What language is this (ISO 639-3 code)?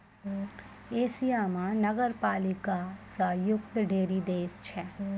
mai